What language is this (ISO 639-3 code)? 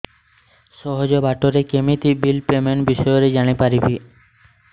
ori